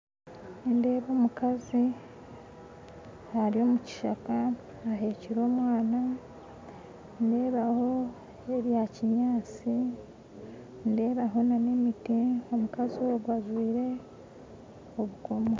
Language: Nyankole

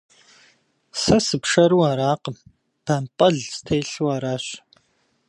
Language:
Kabardian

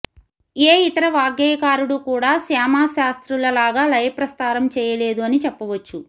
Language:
Telugu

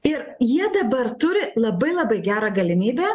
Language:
Lithuanian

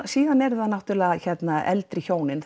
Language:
Icelandic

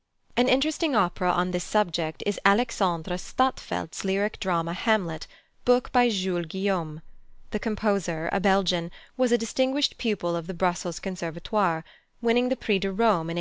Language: English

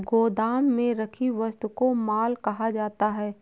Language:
Hindi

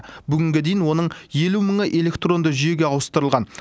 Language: Kazakh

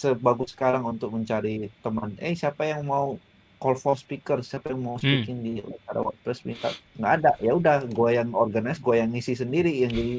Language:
Indonesian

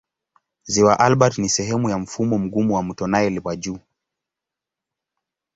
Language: Swahili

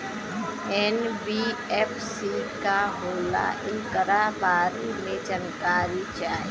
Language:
Bhojpuri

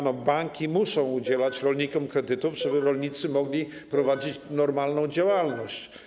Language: Polish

